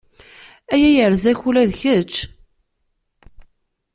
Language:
Kabyle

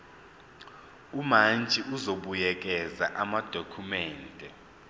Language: Zulu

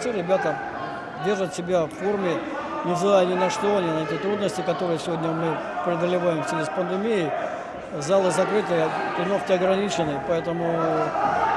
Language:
Russian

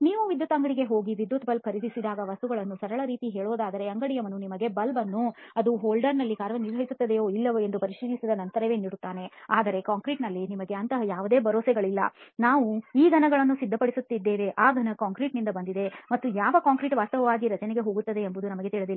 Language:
Kannada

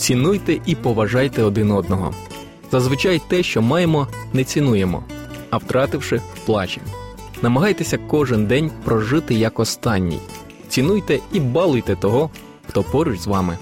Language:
Ukrainian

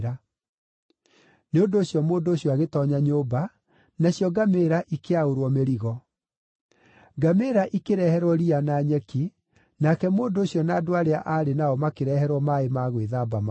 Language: Kikuyu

